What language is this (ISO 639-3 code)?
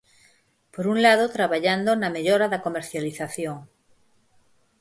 glg